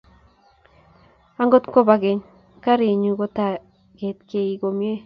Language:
Kalenjin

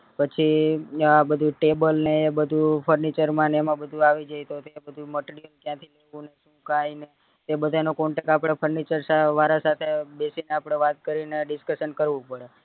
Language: Gujarati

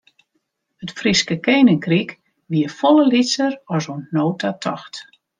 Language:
Western Frisian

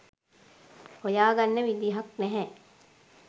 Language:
Sinhala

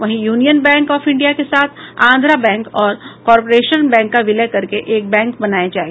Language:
Hindi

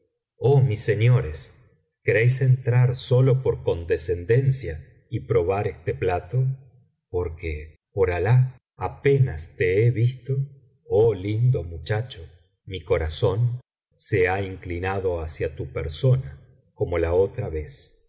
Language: Spanish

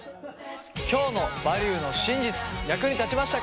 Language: Japanese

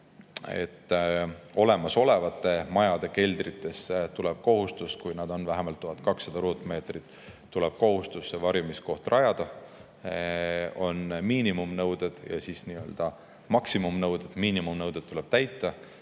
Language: Estonian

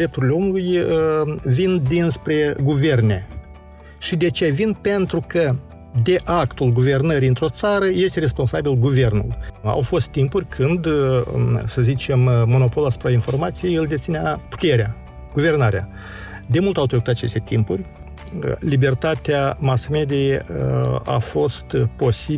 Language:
Romanian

